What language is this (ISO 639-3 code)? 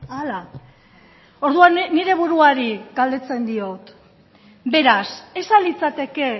eus